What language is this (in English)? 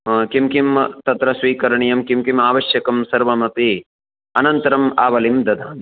Sanskrit